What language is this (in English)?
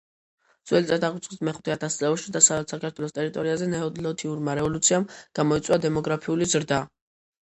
Georgian